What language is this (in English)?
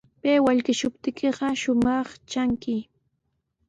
Sihuas Ancash Quechua